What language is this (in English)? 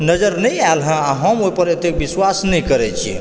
Maithili